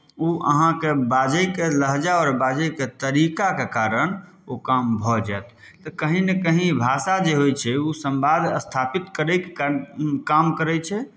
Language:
Maithili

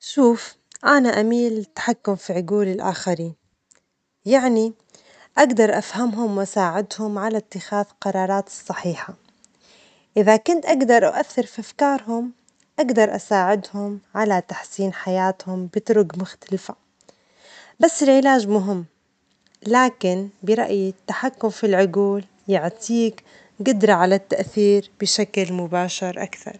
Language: Omani Arabic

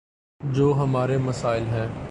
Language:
Urdu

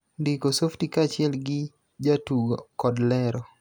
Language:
Luo (Kenya and Tanzania)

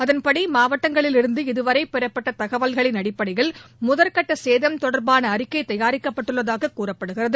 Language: Tamil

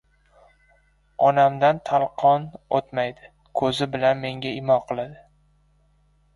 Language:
Uzbek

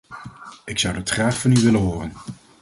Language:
Dutch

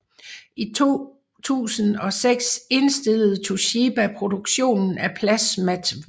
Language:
Danish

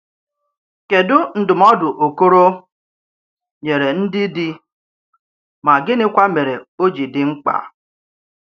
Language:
Igbo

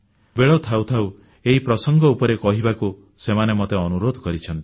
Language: Odia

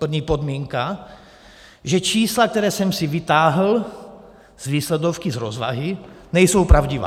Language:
Czech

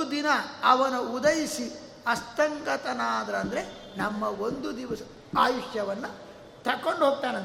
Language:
Kannada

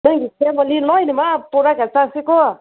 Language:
Manipuri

